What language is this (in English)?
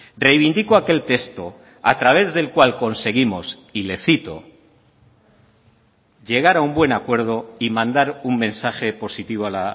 Spanish